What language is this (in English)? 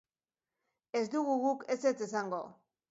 Basque